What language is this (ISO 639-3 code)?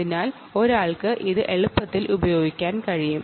mal